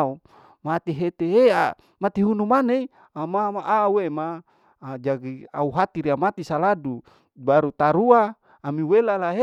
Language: Larike-Wakasihu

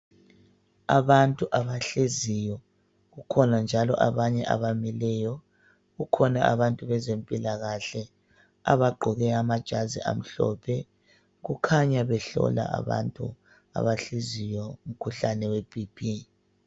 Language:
North Ndebele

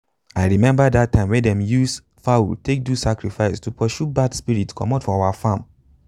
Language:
Nigerian Pidgin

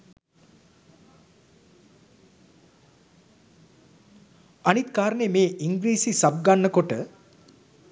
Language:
Sinhala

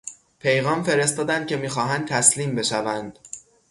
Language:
Persian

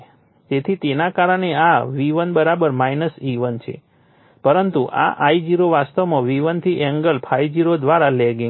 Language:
Gujarati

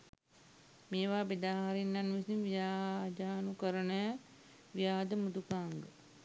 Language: Sinhala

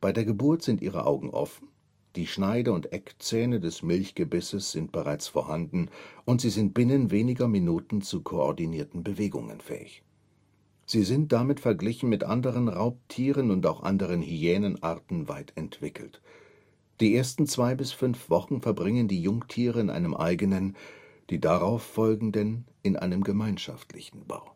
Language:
German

